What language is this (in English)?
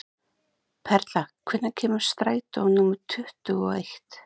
Icelandic